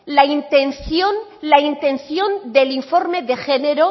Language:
Spanish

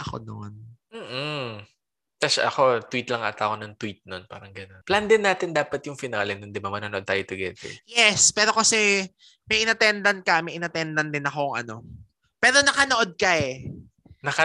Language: Filipino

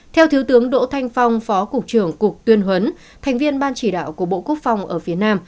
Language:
Vietnamese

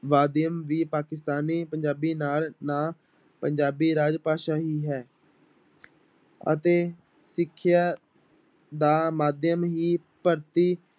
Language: Punjabi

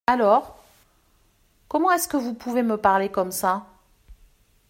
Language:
French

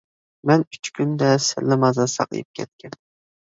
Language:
Uyghur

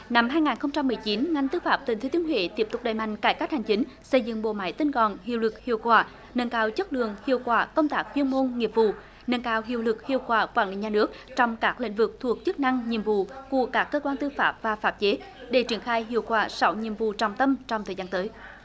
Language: Vietnamese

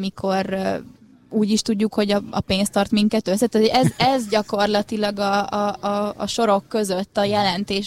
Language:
Hungarian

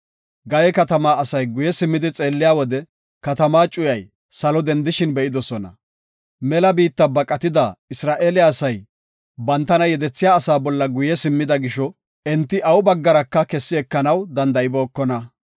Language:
Gofa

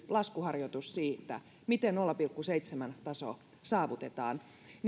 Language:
Finnish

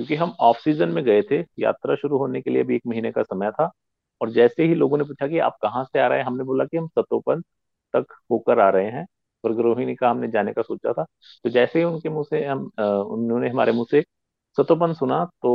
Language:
Hindi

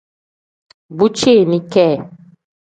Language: Tem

